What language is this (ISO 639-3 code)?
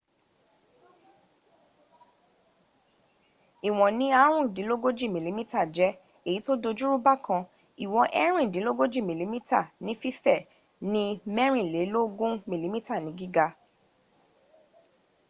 yor